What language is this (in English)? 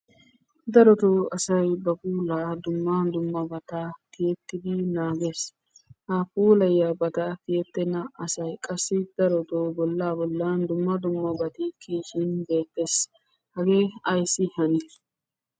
Wolaytta